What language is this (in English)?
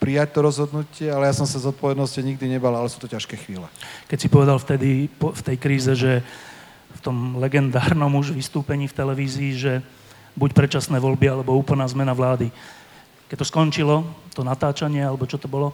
Slovak